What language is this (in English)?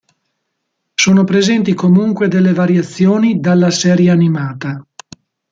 Italian